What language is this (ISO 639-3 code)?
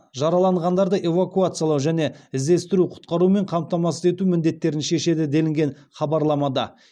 kaz